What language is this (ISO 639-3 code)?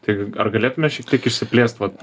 lit